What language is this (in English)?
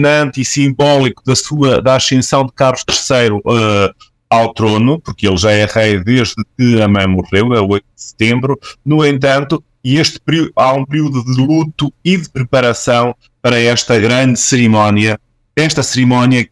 Portuguese